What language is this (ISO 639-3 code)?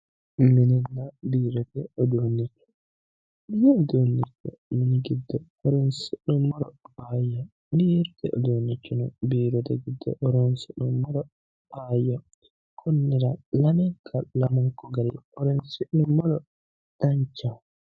sid